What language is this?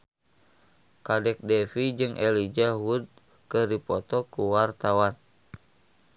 Sundanese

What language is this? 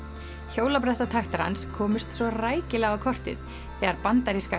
Icelandic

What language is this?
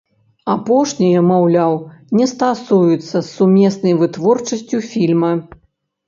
Belarusian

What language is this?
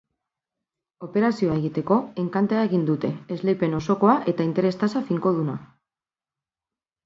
Basque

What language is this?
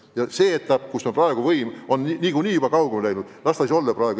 Estonian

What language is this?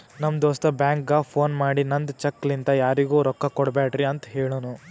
Kannada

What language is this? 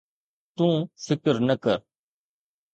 Sindhi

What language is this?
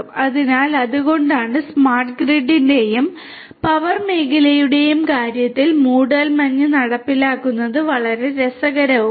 Malayalam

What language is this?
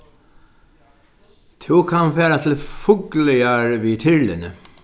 Faroese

